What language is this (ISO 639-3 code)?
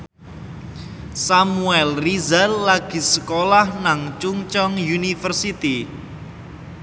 jav